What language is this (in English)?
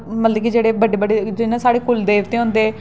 Dogri